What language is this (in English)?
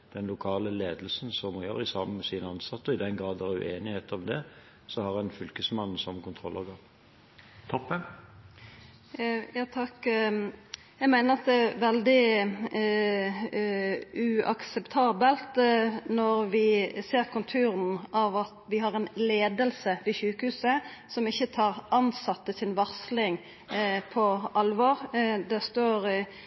Norwegian